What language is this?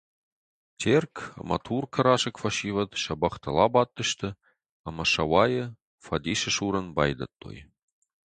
Ossetic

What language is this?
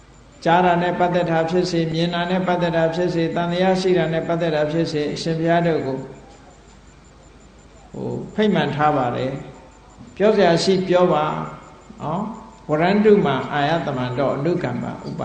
Thai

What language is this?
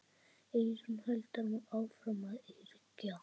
Icelandic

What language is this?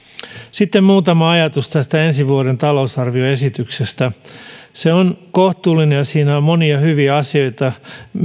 Finnish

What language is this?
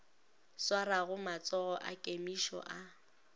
Northern Sotho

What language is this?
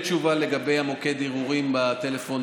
Hebrew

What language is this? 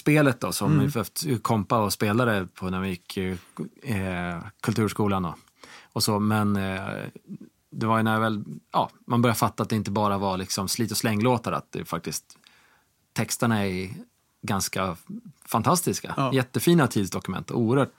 Swedish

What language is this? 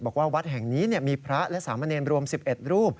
Thai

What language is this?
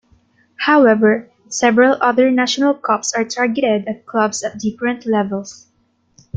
English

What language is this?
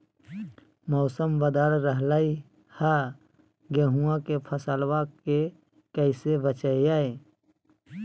Magahi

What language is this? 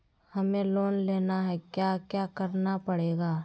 Magahi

